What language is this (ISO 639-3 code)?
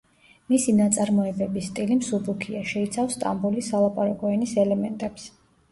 kat